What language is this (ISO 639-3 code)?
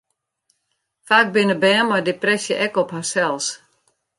fry